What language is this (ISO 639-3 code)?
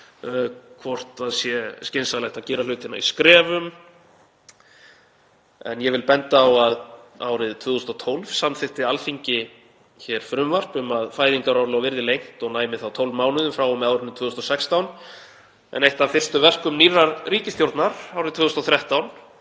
isl